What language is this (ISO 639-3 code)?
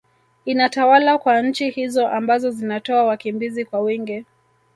swa